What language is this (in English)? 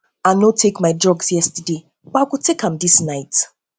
Nigerian Pidgin